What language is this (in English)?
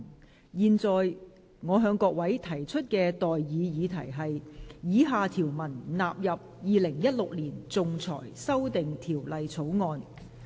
Cantonese